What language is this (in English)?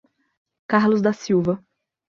Portuguese